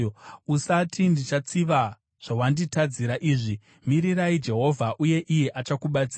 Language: Shona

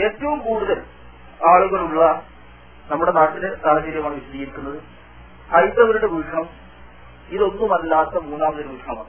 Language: Malayalam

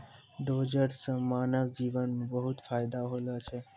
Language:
Maithili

